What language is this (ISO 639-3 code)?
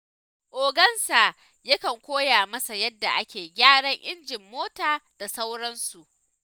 hau